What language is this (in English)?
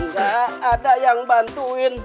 Indonesian